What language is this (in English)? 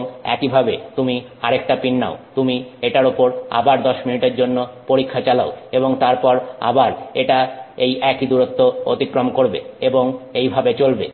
Bangla